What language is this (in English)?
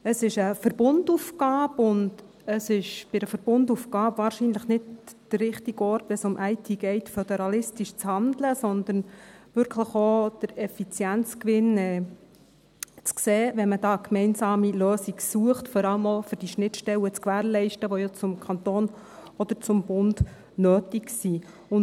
Swiss German